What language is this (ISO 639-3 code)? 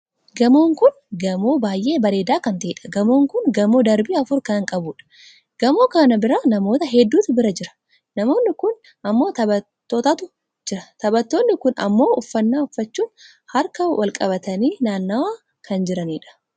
orm